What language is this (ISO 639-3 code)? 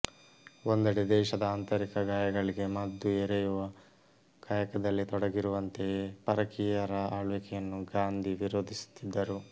kan